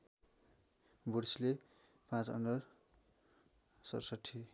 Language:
Nepali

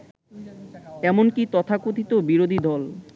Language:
Bangla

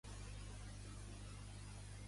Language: Catalan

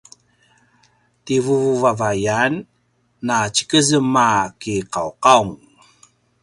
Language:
Paiwan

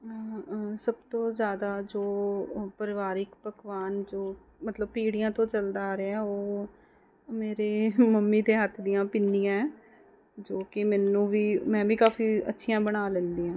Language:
Punjabi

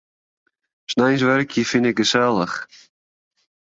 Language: Western Frisian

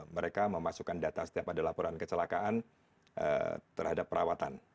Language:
Indonesian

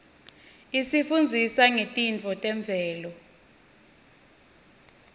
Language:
Swati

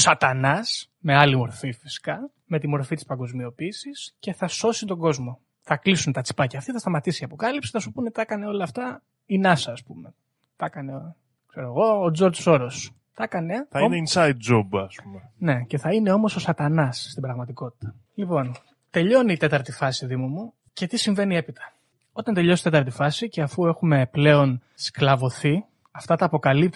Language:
Greek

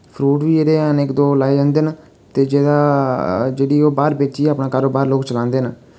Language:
Dogri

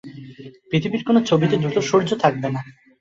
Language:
Bangla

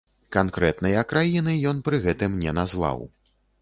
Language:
Belarusian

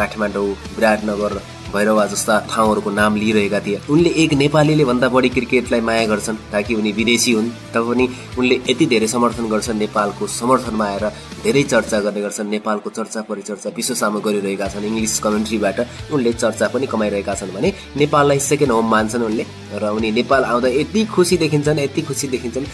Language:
Hindi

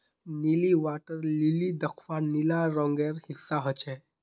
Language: Magahi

